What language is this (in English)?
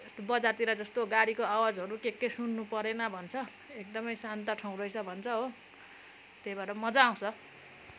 Nepali